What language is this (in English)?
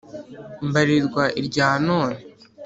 Kinyarwanda